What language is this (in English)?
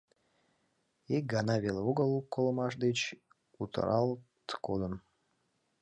Mari